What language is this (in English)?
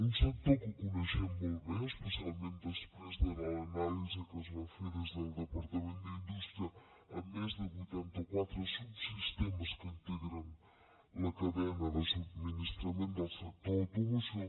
Catalan